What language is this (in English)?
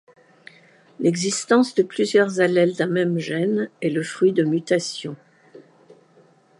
French